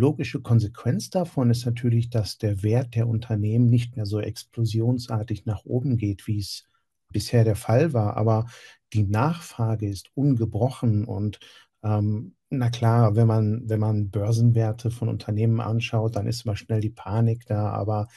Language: German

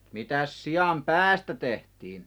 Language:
Finnish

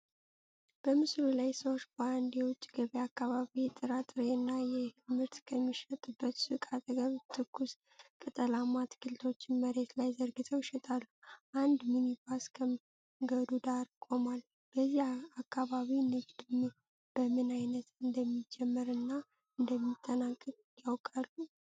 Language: Amharic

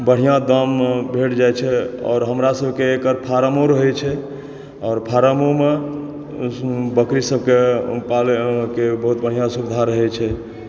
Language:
Maithili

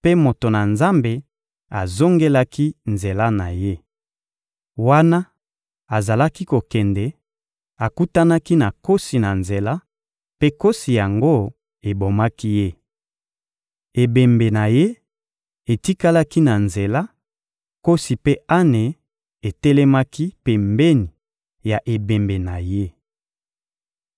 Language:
Lingala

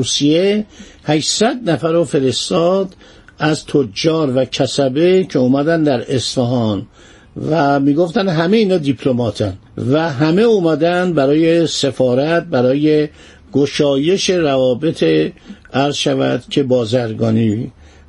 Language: Persian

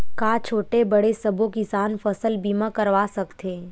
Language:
Chhattisgarhi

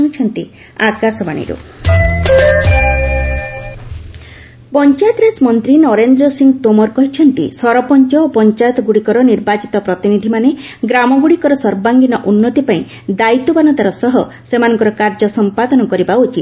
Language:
Odia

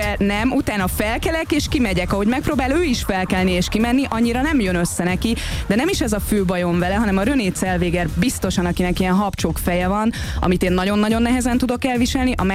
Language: Hungarian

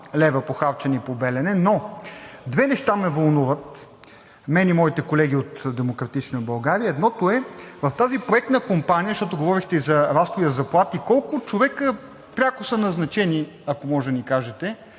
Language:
Bulgarian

